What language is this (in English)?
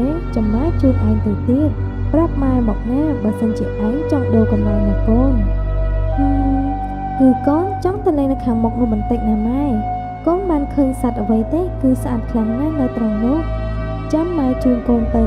Vietnamese